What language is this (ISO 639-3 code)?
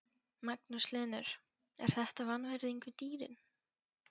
isl